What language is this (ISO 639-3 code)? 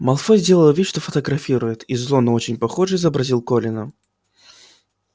rus